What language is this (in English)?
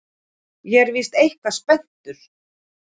Icelandic